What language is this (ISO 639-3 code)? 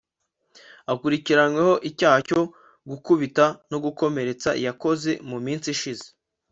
kin